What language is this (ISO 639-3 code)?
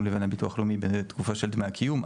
heb